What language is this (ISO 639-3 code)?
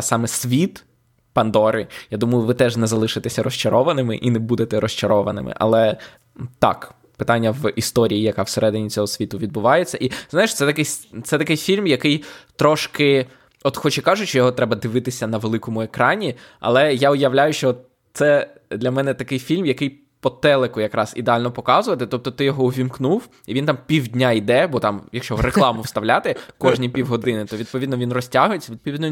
ukr